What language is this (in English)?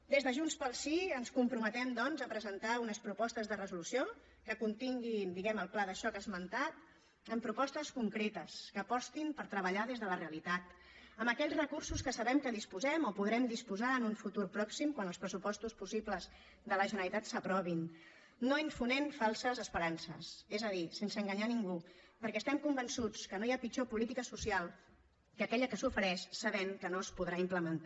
Catalan